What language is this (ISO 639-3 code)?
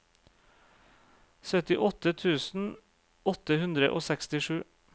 nor